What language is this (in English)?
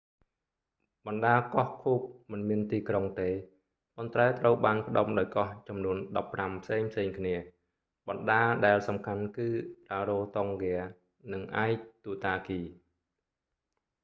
Khmer